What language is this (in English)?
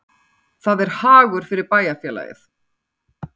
Icelandic